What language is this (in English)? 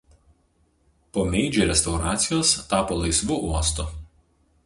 Lithuanian